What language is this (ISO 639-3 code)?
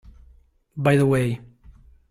ita